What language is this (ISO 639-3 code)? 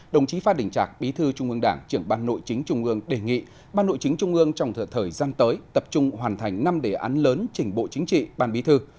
vie